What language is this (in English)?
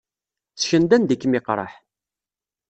Kabyle